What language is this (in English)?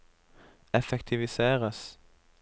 Norwegian